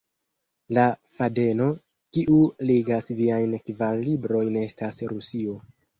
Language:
Esperanto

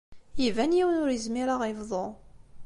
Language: Kabyle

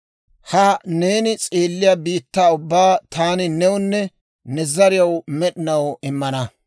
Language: Dawro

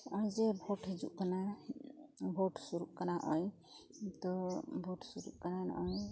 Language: Santali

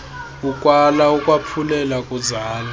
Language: Xhosa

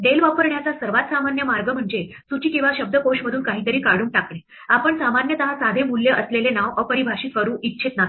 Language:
Marathi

